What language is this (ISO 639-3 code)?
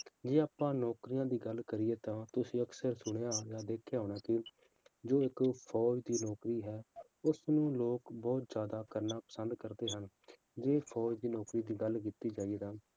pan